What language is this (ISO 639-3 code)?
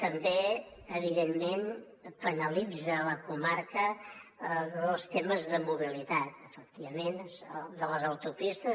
cat